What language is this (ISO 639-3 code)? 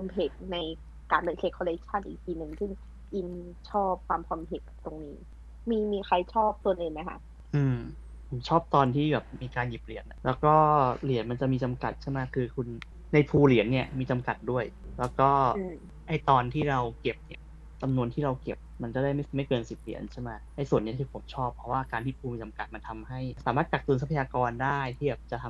tha